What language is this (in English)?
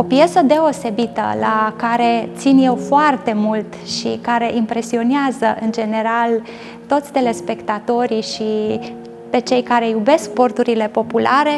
Romanian